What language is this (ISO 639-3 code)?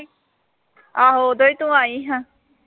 pan